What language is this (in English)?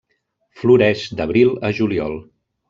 Catalan